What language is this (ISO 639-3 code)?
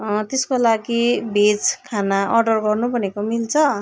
nep